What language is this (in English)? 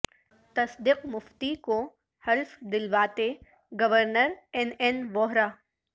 Urdu